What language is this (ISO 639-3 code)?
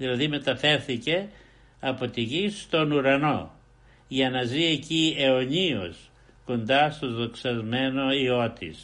ell